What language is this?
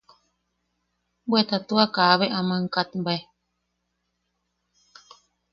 Yaqui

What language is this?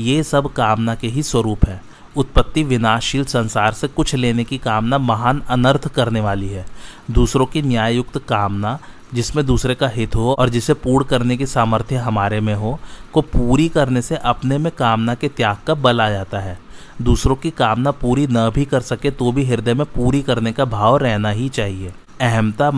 Hindi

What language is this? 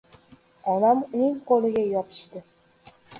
Uzbek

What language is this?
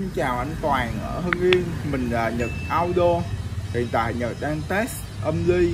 Vietnamese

